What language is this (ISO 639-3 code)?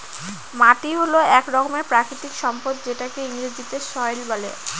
ben